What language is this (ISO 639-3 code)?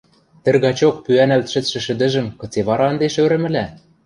mrj